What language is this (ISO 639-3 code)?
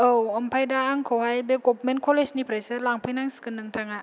brx